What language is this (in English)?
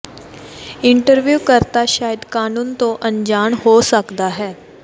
Punjabi